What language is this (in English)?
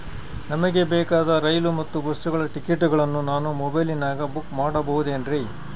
Kannada